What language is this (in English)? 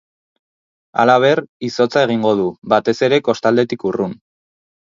Basque